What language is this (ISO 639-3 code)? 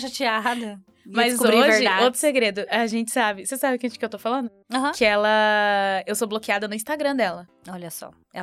por